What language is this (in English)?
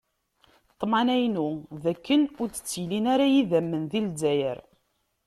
Kabyle